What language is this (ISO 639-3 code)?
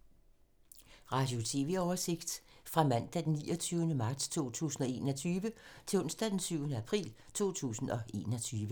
dan